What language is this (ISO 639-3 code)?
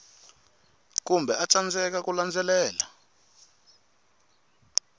tso